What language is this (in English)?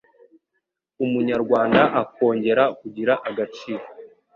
Kinyarwanda